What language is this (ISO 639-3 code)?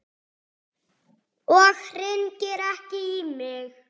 isl